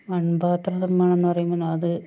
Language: Malayalam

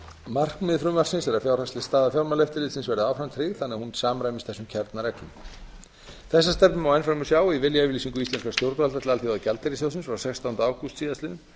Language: Icelandic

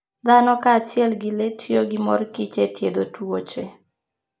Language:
Luo (Kenya and Tanzania)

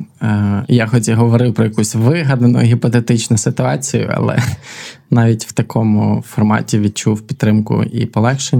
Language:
Ukrainian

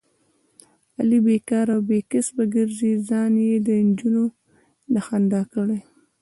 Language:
Pashto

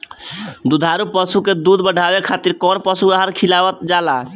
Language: Bhojpuri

